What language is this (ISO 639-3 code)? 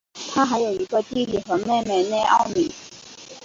zho